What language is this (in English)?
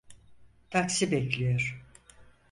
Turkish